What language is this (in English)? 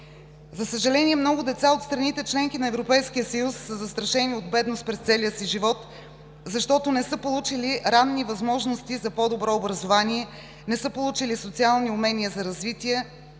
Bulgarian